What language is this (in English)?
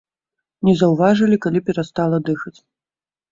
Belarusian